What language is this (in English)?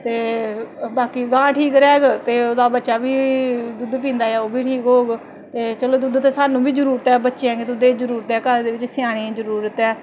Dogri